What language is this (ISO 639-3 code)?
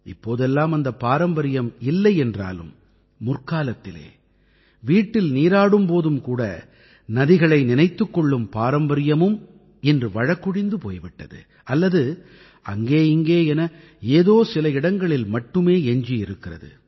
tam